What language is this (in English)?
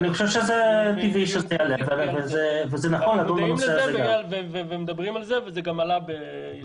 Hebrew